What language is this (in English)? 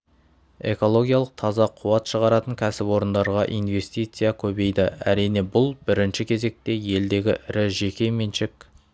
Kazakh